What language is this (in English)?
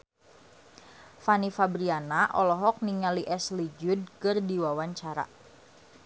Sundanese